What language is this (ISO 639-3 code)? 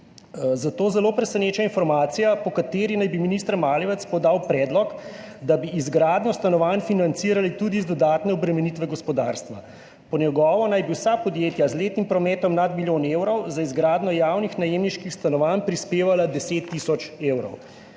slv